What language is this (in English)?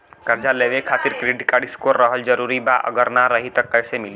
Bhojpuri